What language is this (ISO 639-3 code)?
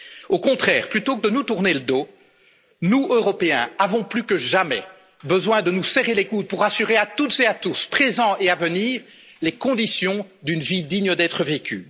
fra